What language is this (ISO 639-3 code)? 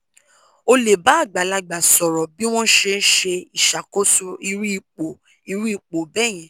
yor